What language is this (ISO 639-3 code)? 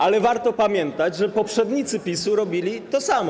pol